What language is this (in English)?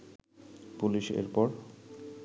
Bangla